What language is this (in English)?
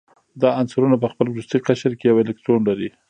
Pashto